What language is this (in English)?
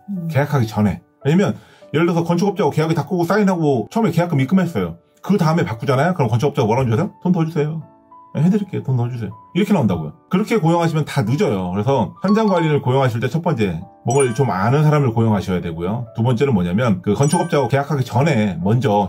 Korean